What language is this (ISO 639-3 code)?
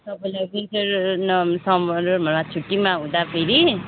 nep